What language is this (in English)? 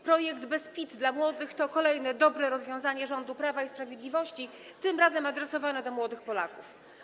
Polish